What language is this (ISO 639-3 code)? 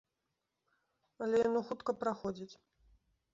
bel